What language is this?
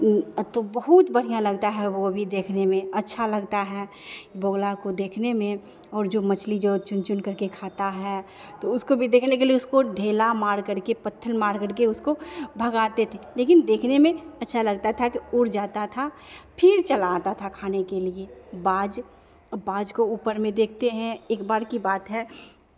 Hindi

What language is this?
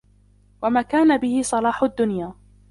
Arabic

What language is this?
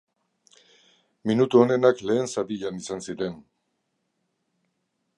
Basque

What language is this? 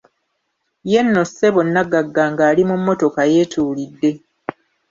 Ganda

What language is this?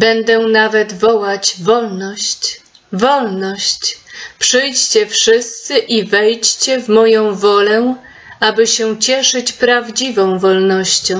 Polish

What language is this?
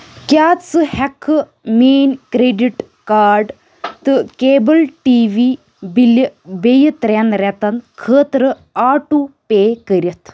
Kashmiri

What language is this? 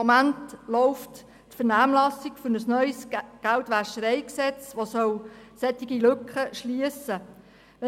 Swiss German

